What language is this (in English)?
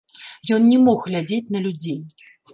Belarusian